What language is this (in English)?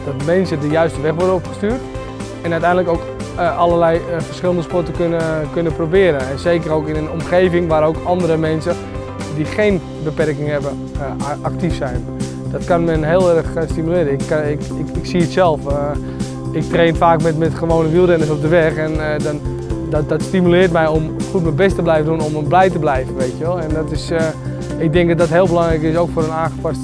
Dutch